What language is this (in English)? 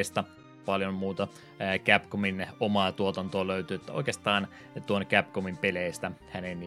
Finnish